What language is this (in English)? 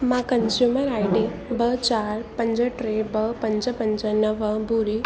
Sindhi